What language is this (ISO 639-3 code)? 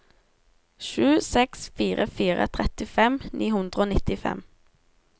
nor